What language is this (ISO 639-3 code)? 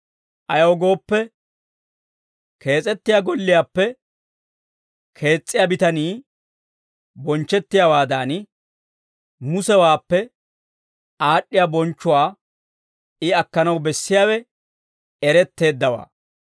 dwr